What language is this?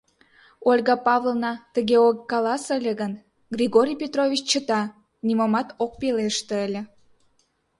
Mari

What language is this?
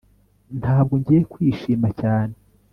Kinyarwanda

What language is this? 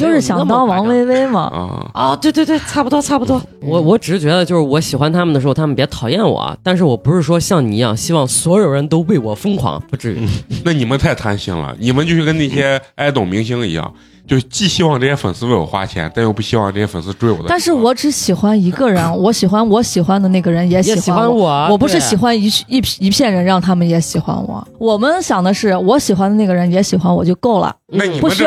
Chinese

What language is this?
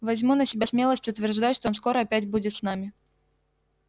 Russian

